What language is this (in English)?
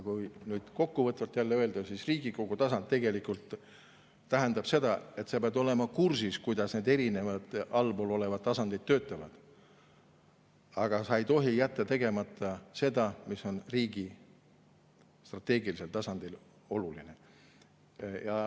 Estonian